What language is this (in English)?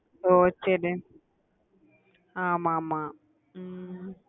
Tamil